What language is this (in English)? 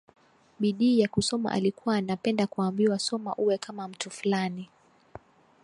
Swahili